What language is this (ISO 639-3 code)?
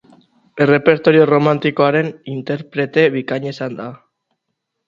eus